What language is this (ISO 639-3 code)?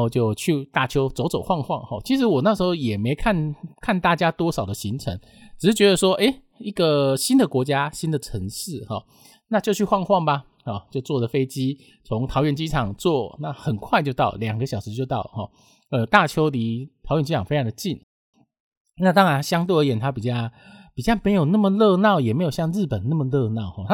zho